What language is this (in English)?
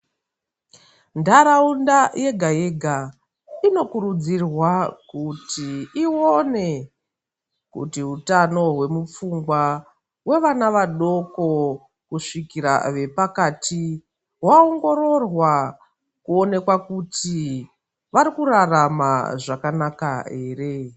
Ndau